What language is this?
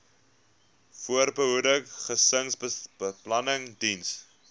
Afrikaans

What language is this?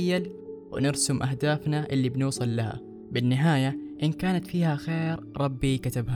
Arabic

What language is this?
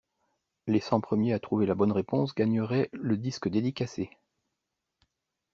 French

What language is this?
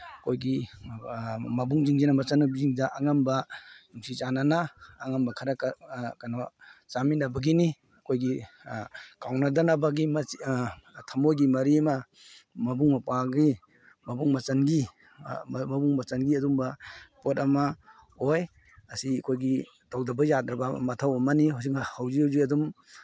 Manipuri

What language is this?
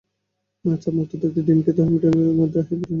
Bangla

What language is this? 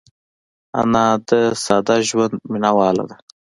Pashto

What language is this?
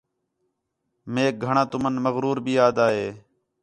Khetrani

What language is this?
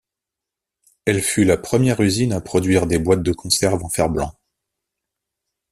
French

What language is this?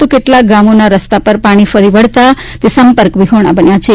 Gujarati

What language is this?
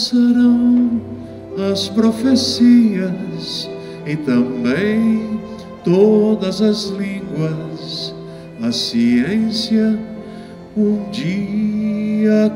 Portuguese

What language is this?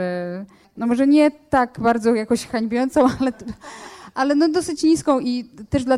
Polish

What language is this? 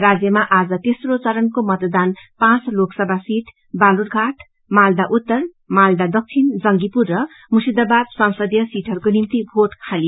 Nepali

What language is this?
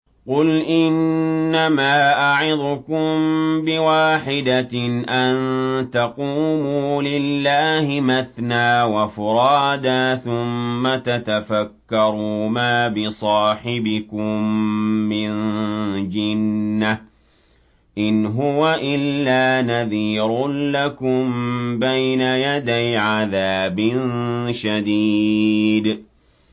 Arabic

